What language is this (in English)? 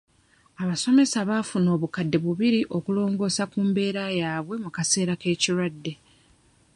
Ganda